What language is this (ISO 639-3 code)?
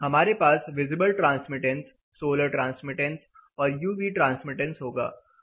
hin